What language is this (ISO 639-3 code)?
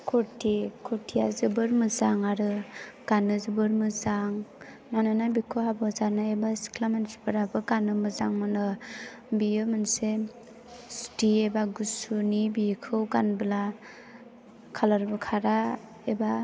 brx